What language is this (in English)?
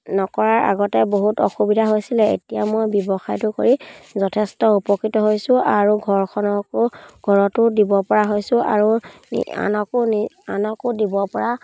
Assamese